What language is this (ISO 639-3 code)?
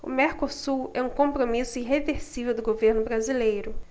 por